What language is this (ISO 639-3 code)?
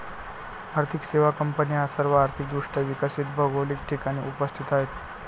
mar